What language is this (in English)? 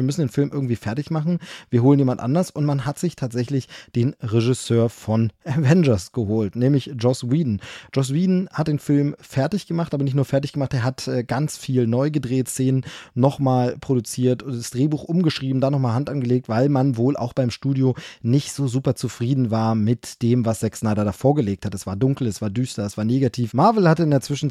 German